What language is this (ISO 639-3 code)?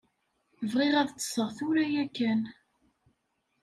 kab